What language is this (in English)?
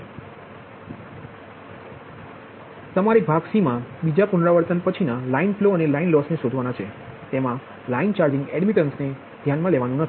Gujarati